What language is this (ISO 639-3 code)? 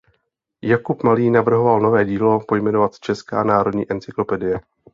ces